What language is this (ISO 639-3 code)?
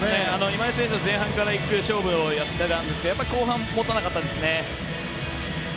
jpn